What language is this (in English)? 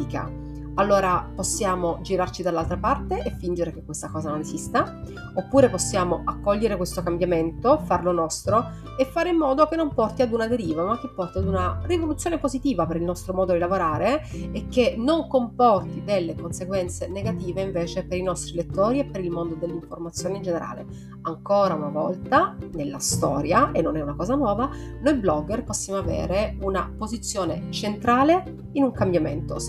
Italian